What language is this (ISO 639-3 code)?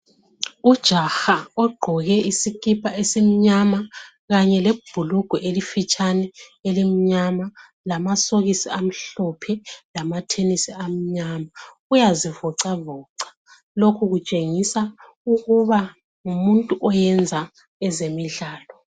nde